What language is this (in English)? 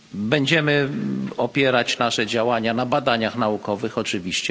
Polish